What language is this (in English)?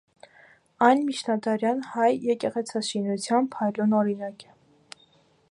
Armenian